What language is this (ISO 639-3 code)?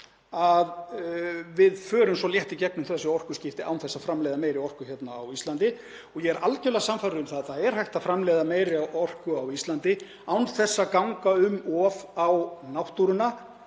isl